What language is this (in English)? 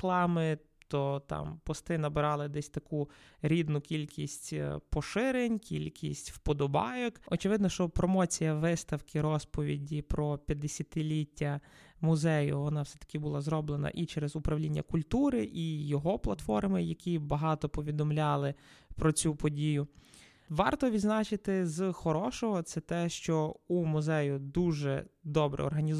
Ukrainian